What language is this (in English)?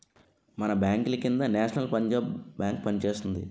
Telugu